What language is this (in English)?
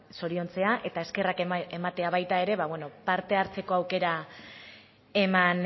Basque